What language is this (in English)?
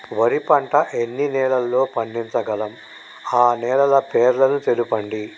Telugu